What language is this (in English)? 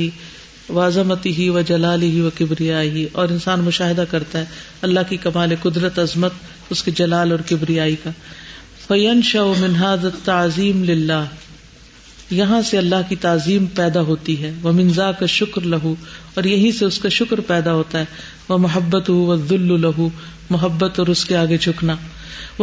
Urdu